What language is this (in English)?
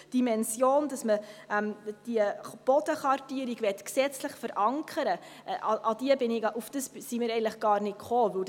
Swiss German